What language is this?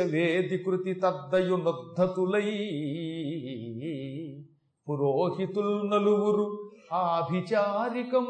Telugu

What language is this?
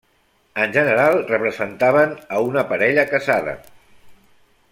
Catalan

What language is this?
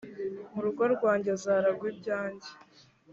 Kinyarwanda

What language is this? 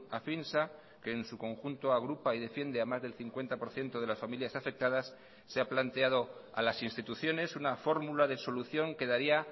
Spanish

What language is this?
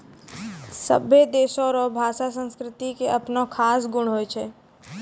Maithili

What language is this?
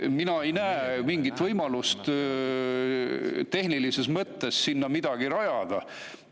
Estonian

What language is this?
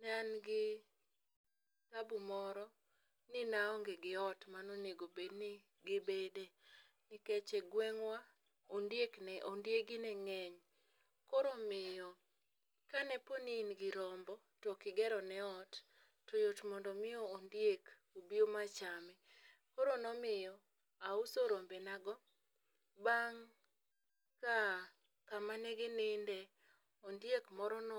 Luo (Kenya and Tanzania)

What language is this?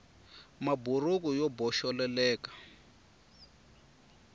Tsonga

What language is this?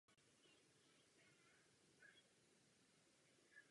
Czech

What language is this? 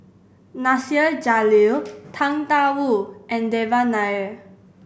English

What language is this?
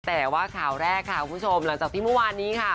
Thai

